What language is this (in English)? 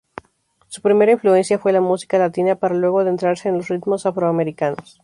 Spanish